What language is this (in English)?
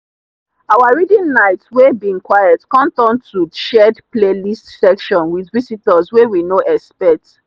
Nigerian Pidgin